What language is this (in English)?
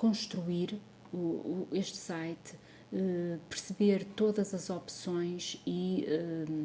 Portuguese